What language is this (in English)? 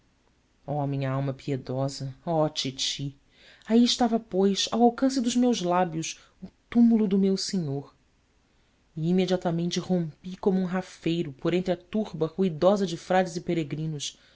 Portuguese